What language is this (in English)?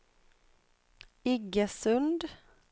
Swedish